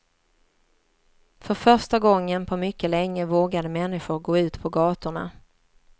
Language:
Swedish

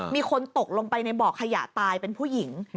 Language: Thai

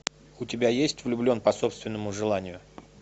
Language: Russian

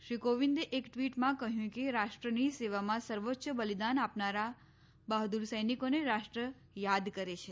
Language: Gujarati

